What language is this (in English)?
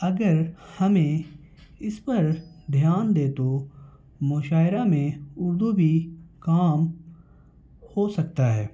Urdu